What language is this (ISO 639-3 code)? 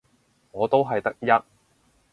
yue